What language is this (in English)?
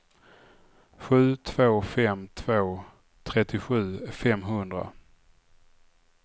Swedish